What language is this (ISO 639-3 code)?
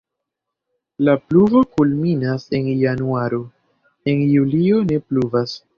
epo